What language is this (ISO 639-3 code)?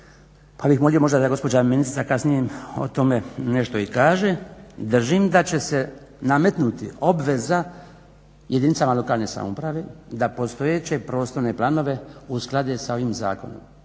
hrv